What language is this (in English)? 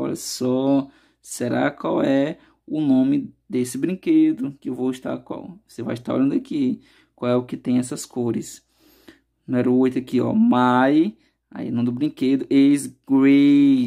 Portuguese